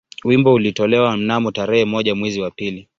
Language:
Swahili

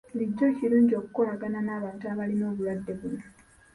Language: Ganda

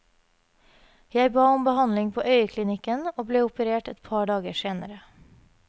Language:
Norwegian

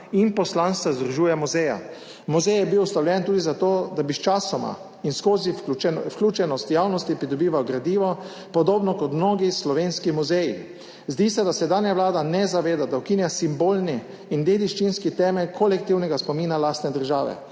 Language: Slovenian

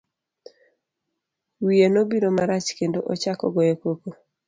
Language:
Luo (Kenya and Tanzania)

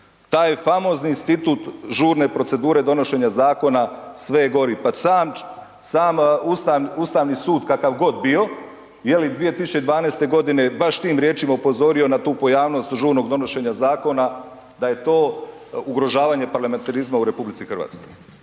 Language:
Croatian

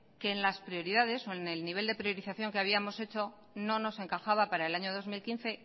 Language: Spanish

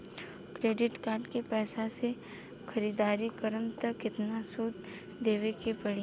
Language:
Bhojpuri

